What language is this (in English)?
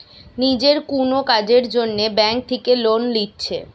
Bangla